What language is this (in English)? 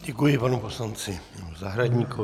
Czech